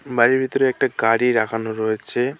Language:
Bangla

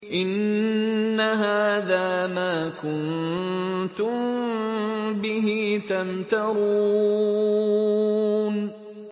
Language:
Arabic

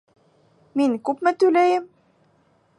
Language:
Bashkir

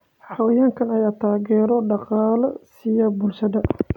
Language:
Somali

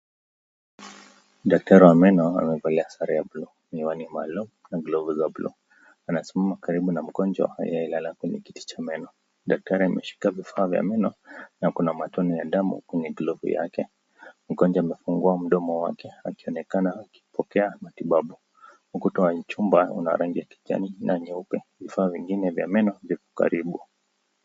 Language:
Swahili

